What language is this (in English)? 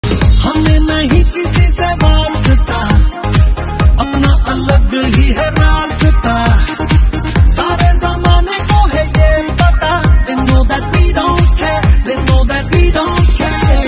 Arabic